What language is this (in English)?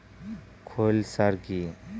Bangla